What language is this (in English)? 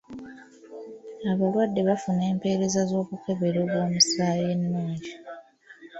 Ganda